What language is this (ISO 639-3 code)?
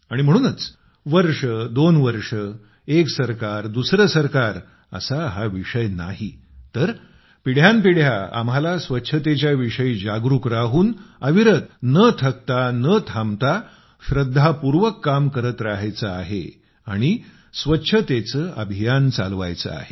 mar